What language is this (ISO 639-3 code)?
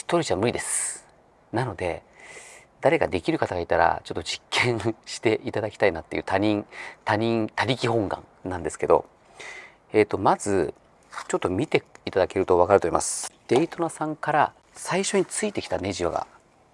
jpn